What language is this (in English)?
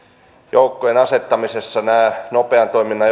Finnish